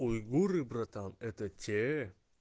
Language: Russian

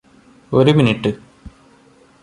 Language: Malayalam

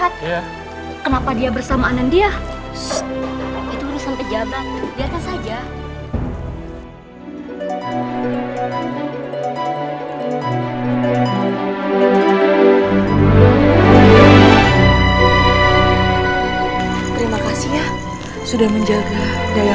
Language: Indonesian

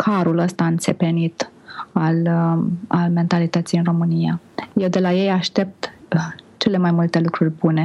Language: Romanian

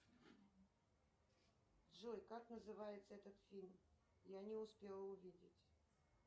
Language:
Russian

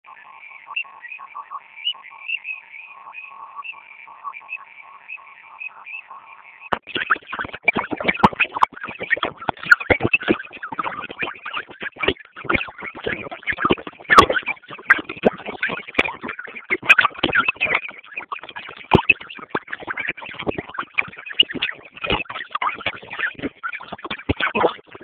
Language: Swahili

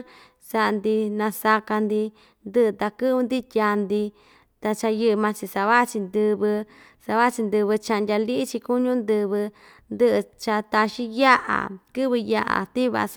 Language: Ixtayutla Mixtec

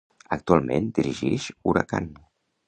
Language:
Catalan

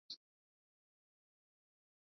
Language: Swahili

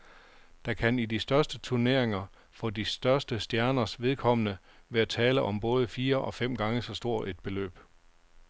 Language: Danish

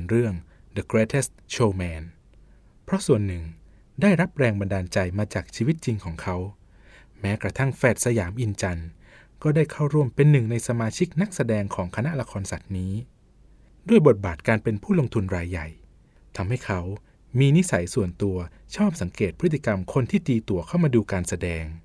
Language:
Thai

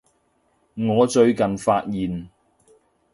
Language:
Cantonese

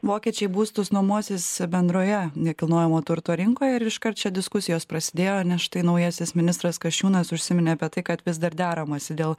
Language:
Lithuanian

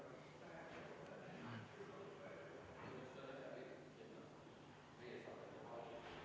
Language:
Estonian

